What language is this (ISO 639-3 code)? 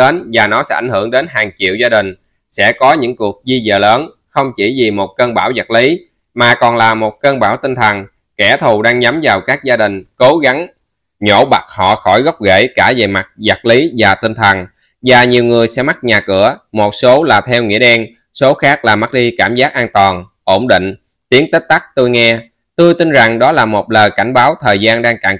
vie